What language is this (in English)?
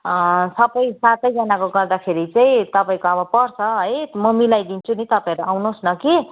Nepali